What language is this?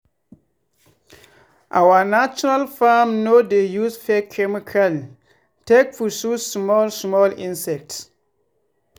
Nigerian Pidgin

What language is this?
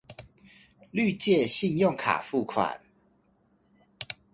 Chinese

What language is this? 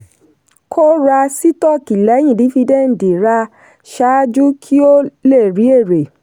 Yoruba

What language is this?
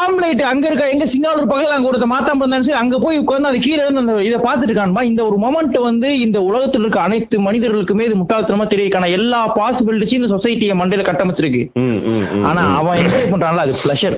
Tamil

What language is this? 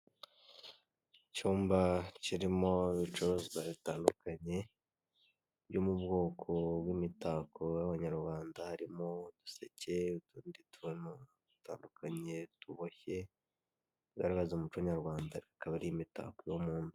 Kinyarwanda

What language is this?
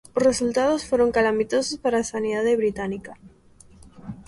Galician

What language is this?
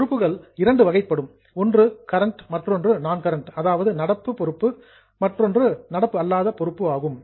Tamil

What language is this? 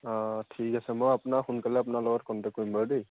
Assamese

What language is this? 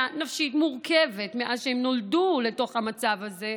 Hebrew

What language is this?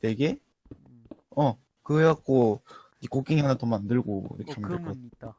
Korean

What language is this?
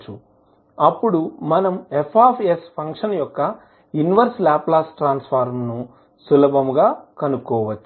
Telugu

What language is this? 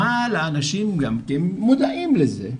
Hebrew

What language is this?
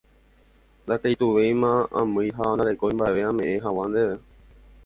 Guarani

